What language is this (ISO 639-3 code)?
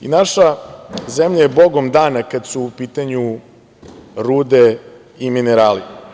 srp